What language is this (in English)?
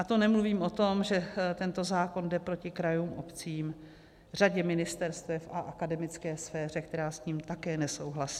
Czech